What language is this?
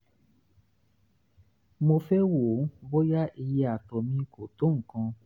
Yoruba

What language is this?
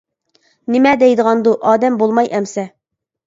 Uyghur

